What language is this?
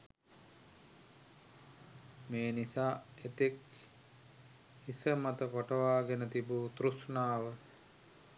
Sinhala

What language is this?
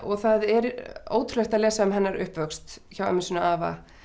Icelandic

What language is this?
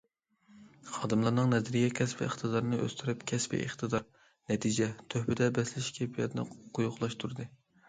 Uyghur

